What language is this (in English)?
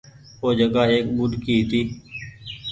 Goaria